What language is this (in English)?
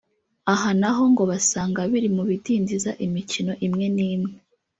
Kinyarwanda